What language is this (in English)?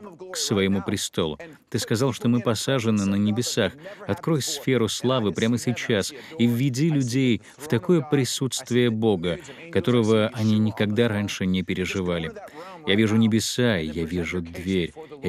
Russian